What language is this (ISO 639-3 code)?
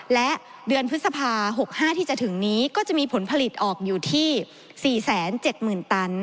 tha